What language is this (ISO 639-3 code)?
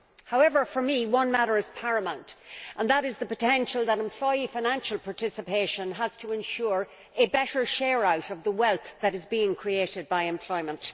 eng